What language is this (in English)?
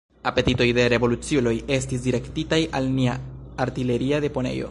Esperanto